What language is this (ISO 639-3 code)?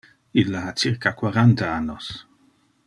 ina